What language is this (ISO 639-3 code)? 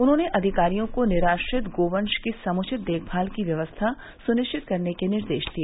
hin